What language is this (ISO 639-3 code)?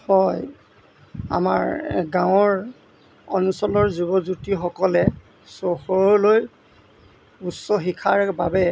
asm